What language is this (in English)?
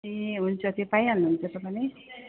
Nepali